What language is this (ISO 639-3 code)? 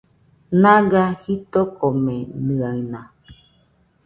hux